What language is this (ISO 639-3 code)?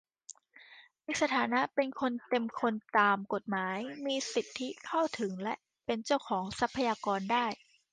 tha